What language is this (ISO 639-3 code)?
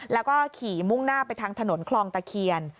tha